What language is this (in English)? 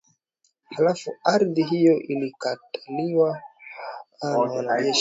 Swahili